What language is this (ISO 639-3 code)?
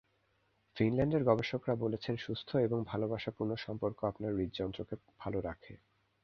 ben